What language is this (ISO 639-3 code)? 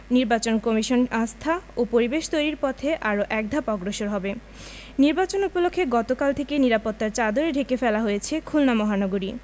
ben